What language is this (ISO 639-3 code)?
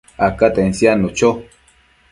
mcf